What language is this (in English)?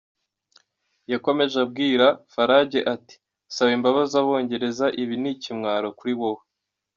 Kinyarwanda